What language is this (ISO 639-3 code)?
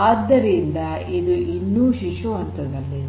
kan